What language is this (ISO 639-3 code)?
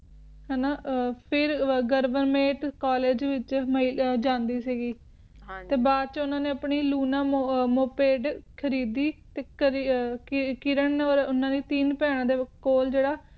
pan